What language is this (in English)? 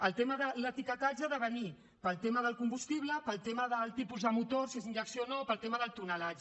Catalan